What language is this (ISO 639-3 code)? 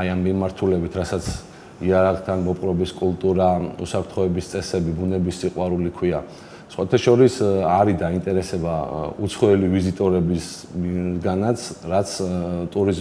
ron